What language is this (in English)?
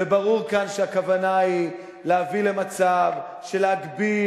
Hebrew